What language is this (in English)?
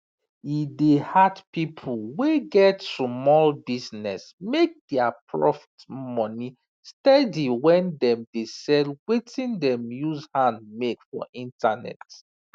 Nigerian Pidgin